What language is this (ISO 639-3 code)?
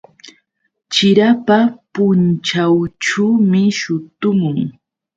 qux